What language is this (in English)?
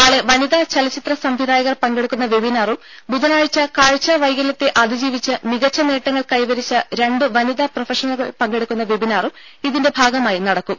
Malayalam